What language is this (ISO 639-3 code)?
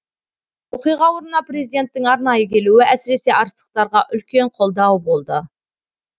kaz